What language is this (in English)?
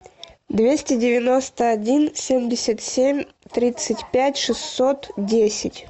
Russian